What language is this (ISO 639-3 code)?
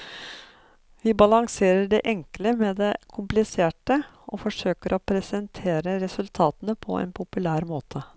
nor